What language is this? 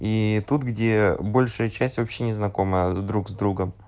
Russian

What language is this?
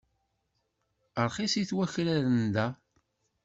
Kabyle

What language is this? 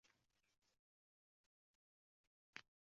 Uzbek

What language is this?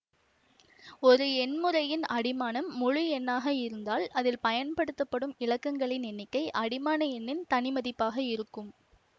Tamil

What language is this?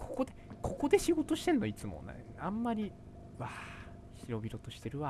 Japanese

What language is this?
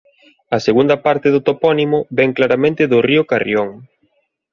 Galician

